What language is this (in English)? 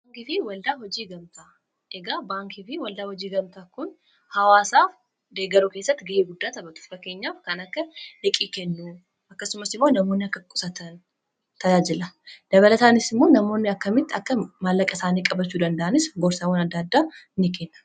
Oromo